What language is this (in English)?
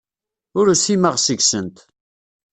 Kabyle